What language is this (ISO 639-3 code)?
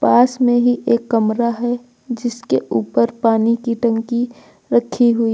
hin